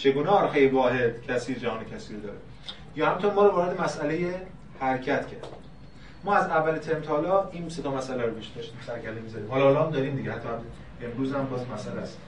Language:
Persian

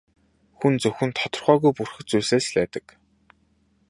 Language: Mongolian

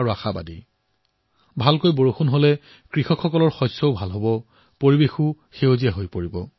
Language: Assamese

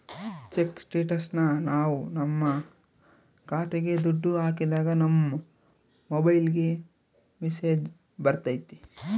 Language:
Kannada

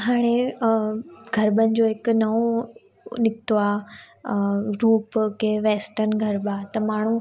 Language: Sindhi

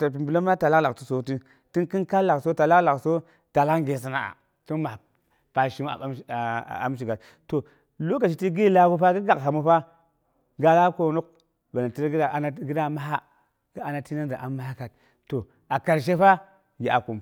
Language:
Boghom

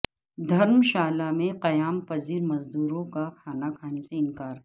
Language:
Urdu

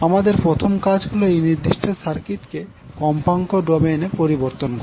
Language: Bangla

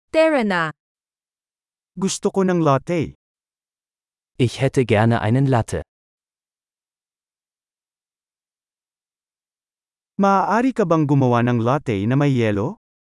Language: Filipino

